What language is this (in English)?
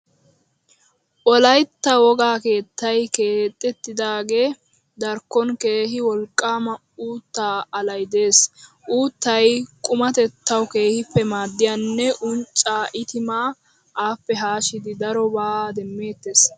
Wolaytta